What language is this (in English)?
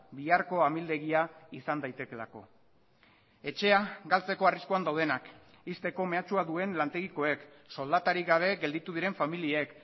Basque